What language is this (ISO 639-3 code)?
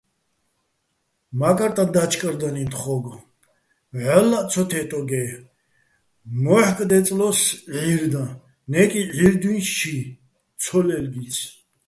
bbl